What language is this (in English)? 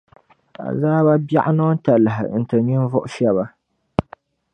Dagbani